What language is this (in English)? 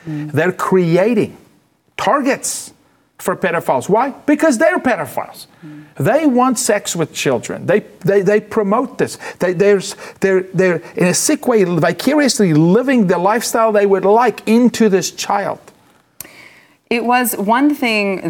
English